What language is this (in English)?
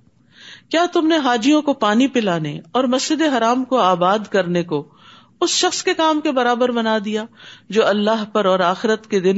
Urdu